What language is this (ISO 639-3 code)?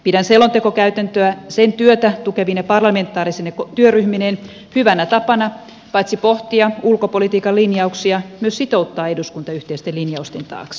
fin